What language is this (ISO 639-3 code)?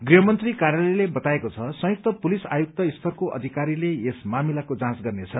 nep